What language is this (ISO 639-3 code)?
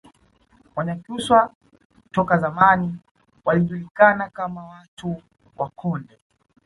swa